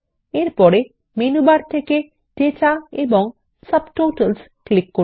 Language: Bangla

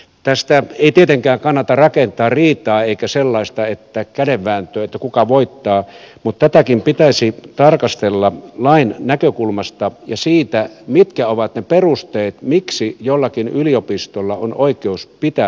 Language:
Finnish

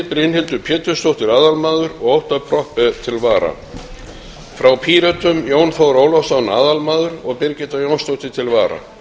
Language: Icelandic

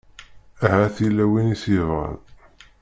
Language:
Kabyle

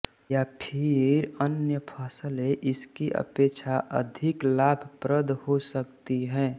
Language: Hindi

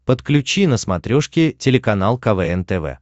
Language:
Russian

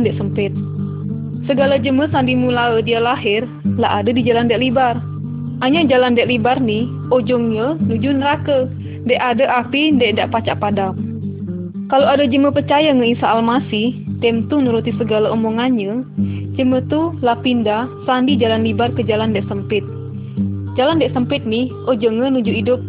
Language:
Malay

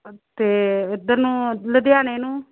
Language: Punjabi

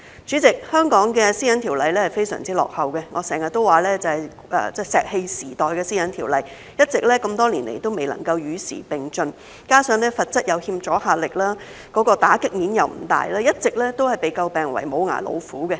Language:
Cantonese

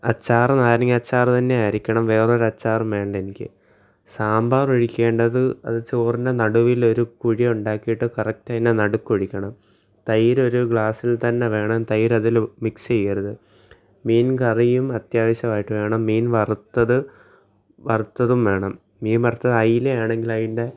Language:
Malayalam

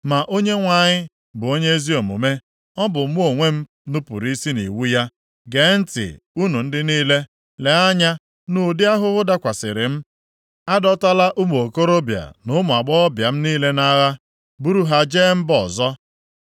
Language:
Igbo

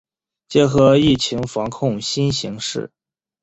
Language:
Chinese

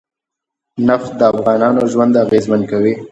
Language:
Pashto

